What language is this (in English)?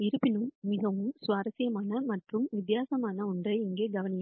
Tamil